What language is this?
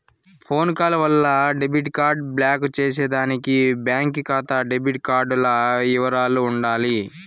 Telugu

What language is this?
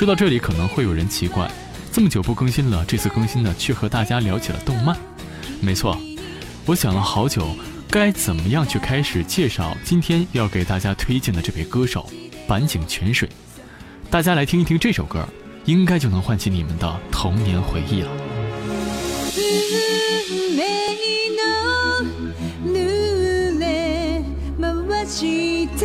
Chinese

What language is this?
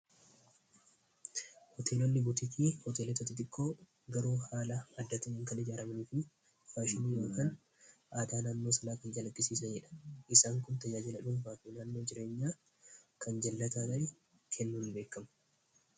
Oromo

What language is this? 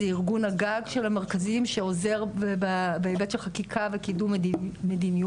Hebrew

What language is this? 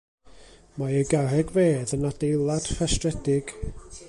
Welsh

